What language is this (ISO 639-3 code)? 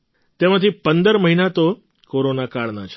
guj